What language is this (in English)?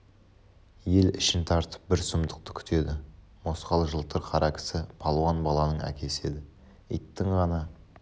Kazakh